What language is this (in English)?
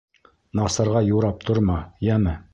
Bashkir